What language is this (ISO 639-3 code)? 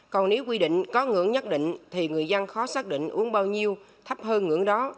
vie